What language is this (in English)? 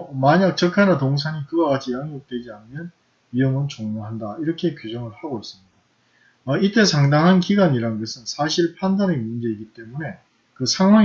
Korean